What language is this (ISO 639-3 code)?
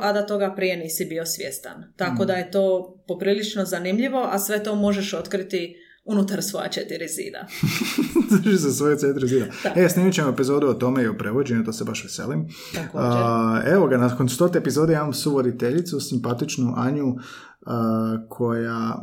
hrv